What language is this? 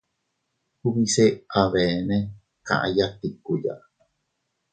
Teutila Cuicatec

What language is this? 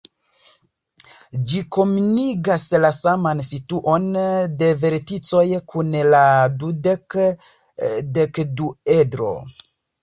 Esperanto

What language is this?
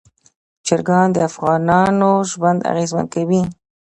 Pashto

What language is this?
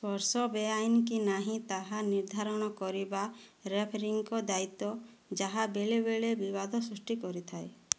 Odia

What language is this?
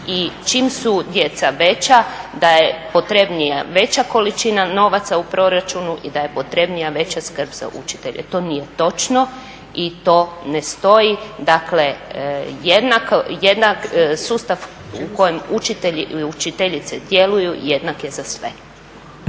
Croatian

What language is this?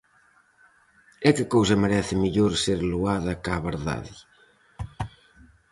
Galician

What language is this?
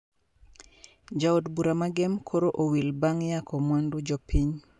Luo (Kenya and Tanzania)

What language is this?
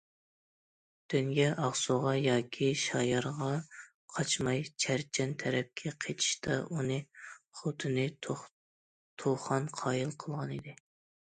Uyghur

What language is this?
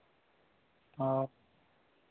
Santali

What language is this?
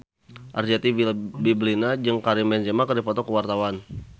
Sundanese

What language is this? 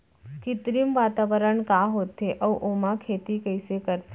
Chhattisgarhi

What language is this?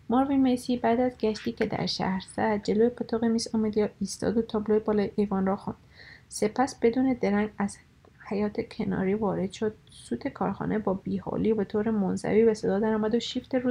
Persian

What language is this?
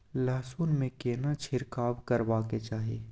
Maithili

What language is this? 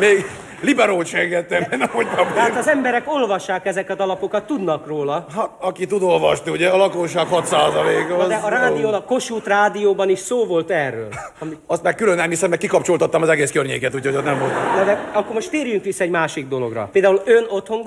Hungarian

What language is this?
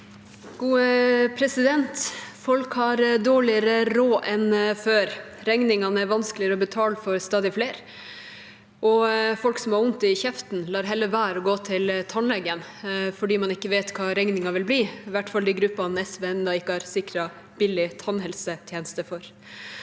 Norwegian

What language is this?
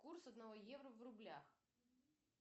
Russian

